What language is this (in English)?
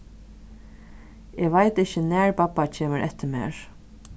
Faroese